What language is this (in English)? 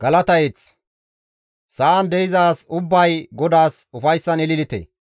Gamo